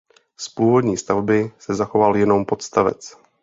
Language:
Czech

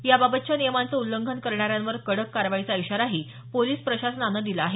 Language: Marathi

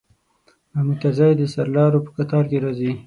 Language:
Pashto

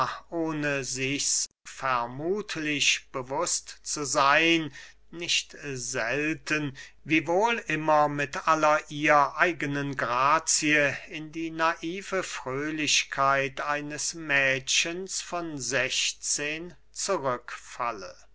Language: German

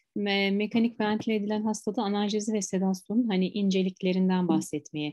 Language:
Turkish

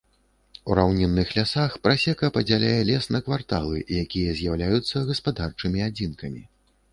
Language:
Belarusian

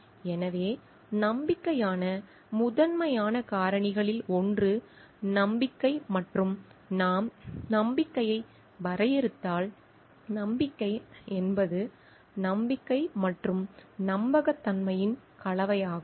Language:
Tamil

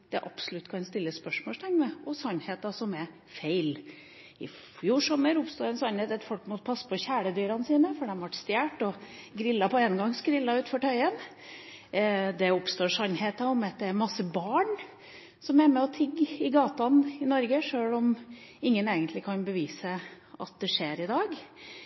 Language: Norwegian Bokmål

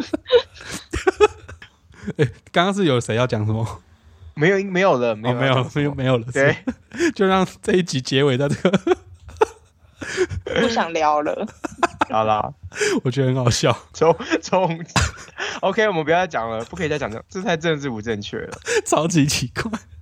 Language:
Chinese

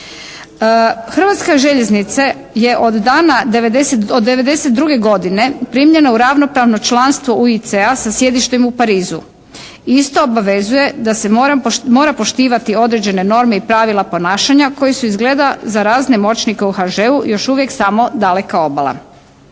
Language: Croatian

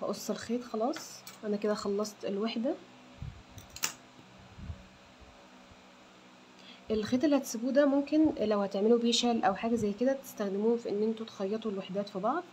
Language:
Arabic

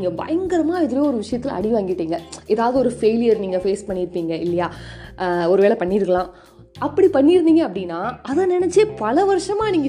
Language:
Tamil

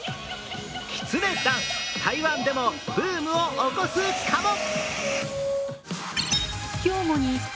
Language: Japanese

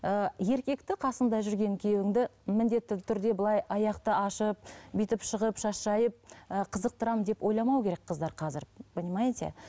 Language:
Kazakh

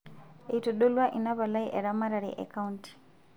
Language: Masai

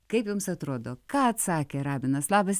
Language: Lithuanian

